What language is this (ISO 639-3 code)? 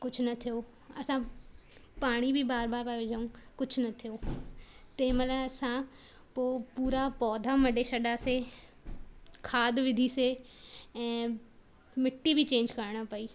snd